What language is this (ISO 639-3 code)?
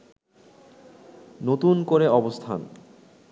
ben